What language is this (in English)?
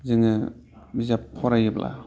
Bodo